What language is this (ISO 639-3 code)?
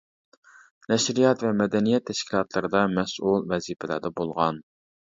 uig